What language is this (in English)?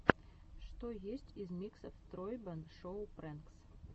Russian